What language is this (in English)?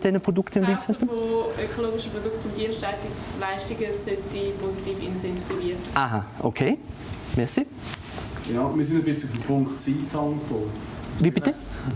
German